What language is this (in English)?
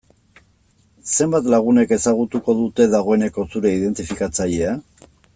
Basque